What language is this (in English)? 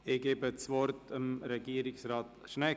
Swiss German